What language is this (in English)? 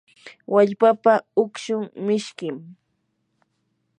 Yanahuanca Pasco Quechua